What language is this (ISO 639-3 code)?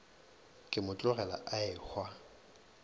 nso